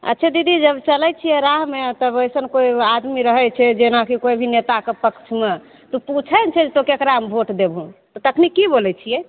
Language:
Maithili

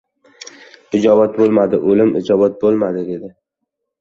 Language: Uzbek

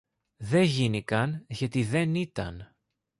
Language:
Greek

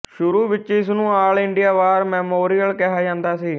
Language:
Punjabi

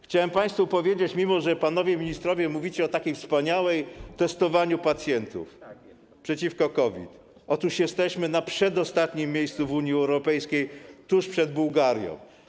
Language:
Polish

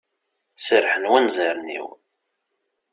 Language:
Kabyle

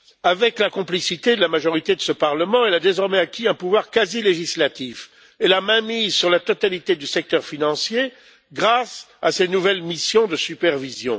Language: French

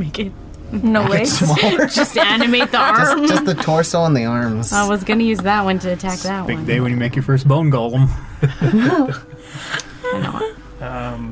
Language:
English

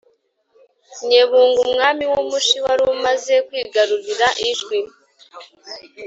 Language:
Kinyarwanda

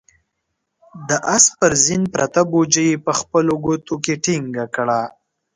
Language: Pashto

